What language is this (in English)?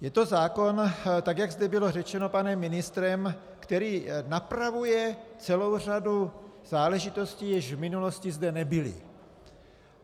Czech